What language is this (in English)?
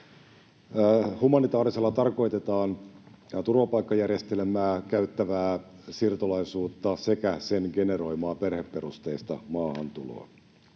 Finnish